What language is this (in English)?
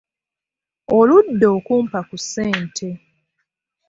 Ganda